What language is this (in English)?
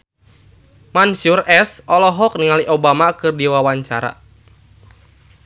Sundanese